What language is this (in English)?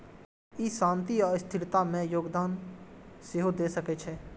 Maithili